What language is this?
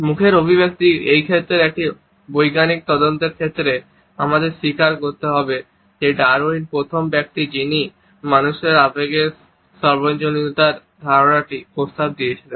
Bangla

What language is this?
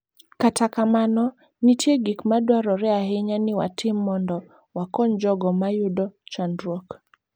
Luo (Kenya and Tanzania)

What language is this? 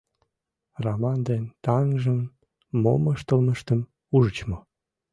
Mari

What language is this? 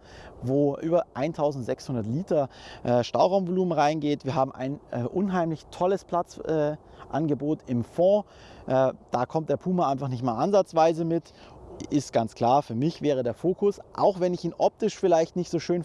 German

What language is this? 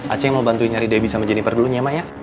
Indonesian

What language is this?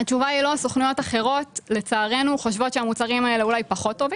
Hebrew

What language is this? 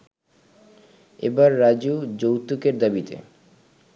Bangla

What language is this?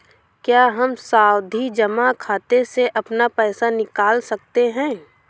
Hindi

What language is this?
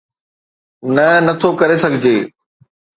Sindhi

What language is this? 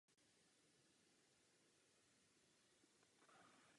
Czech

